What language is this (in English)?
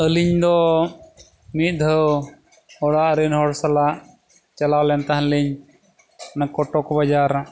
Santali